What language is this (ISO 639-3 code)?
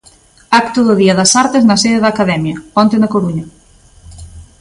glg